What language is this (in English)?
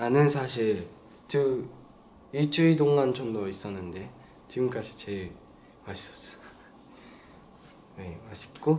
Korean